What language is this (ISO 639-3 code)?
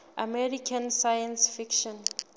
sot